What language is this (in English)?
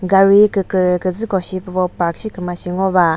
Chokri Naga